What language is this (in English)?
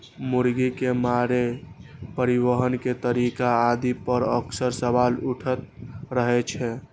Maithili